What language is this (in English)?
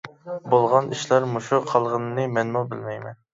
Uyghur